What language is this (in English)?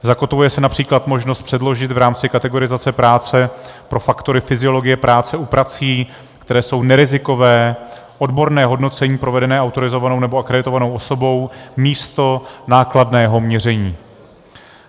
Czech